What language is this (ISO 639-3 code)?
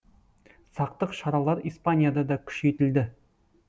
kaz